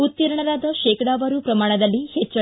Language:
Kannada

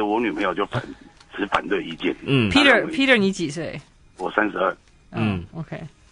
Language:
Chinese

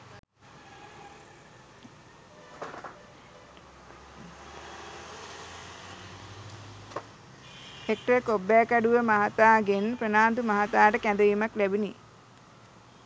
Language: Sinhala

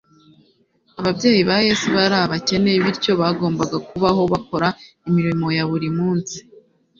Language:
Kinyarwanda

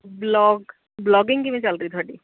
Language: Punjabi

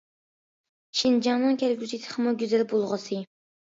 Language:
Uyghur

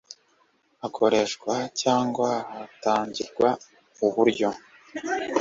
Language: Kinyarwanda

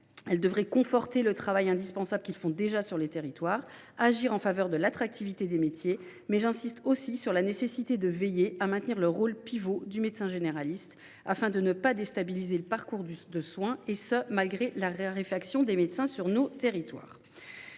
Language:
French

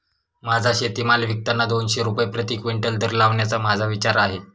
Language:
Marathi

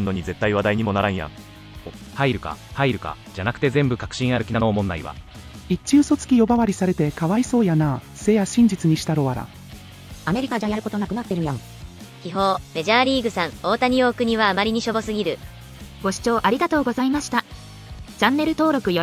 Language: Japanese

